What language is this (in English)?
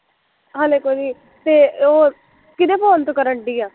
Punjabi